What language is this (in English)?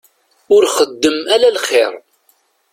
Kabyle